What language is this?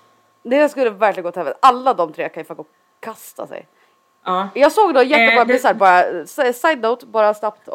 Swedish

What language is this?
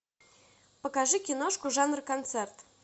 Russian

